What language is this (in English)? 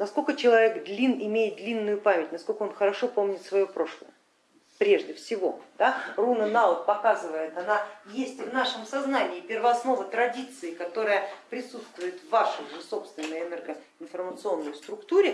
Russian